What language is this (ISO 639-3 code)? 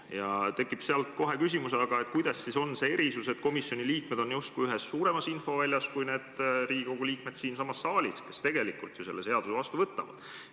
est